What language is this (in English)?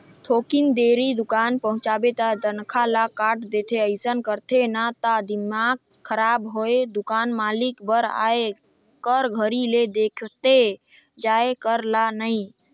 Chhattisgarhi